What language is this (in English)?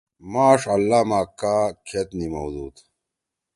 Torwali